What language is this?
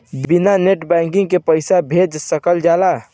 Bhojpuri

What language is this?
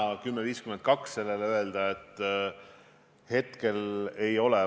Estonian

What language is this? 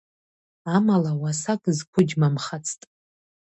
Abkhazian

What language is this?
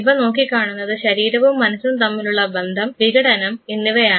Malayalam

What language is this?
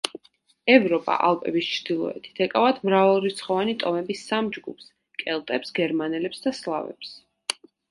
Georgian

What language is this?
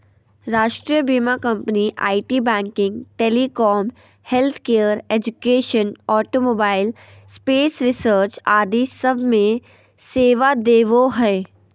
Magahi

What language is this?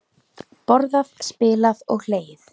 Icelandic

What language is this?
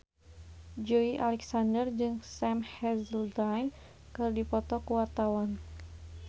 Sundanese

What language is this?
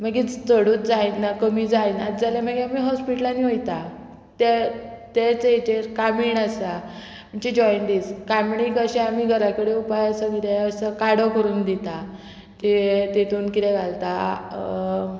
Konkani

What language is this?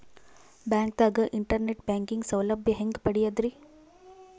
Kannada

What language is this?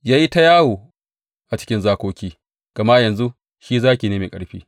Hausa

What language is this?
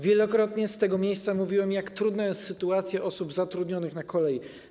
Polish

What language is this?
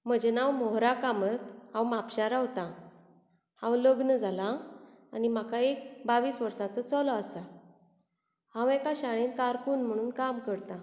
Konkani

